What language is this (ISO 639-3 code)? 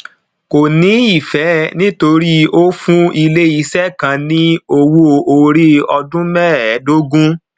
yor